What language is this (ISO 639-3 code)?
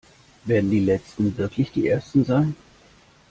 deu